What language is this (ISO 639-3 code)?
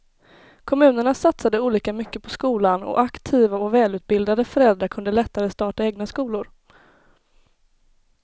swe